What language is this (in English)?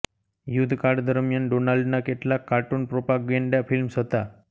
Gujarati